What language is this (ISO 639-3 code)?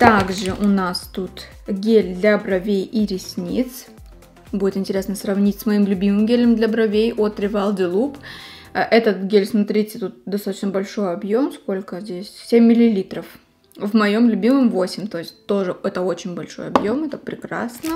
rus